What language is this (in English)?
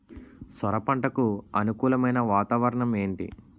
Telugu